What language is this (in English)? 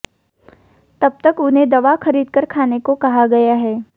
Hindi